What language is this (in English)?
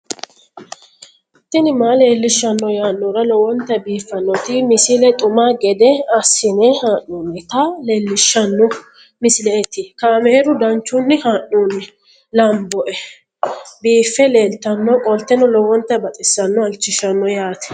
Sidamo